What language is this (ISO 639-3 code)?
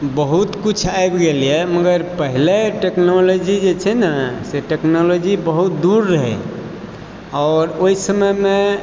mai